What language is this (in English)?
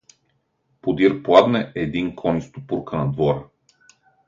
Bulgarian